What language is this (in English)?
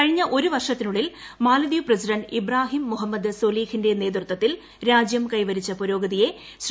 Malayalam